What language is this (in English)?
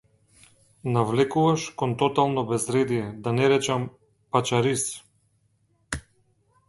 Macedonian